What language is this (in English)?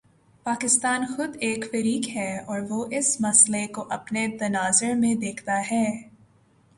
Urdu